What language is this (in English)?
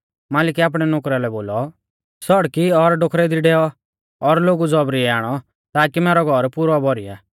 Mahasu Pahari